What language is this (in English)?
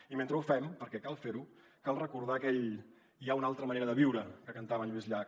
Catalan